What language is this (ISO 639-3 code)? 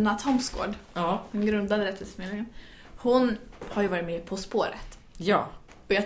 swe